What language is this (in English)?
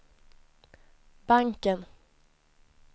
Swedish